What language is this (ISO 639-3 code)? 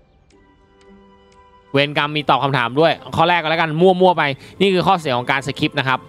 tha